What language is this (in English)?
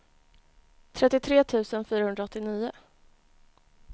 Swedish